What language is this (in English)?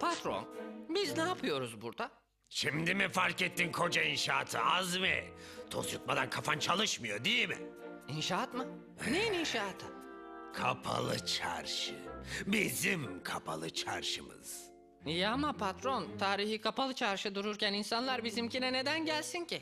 Turkish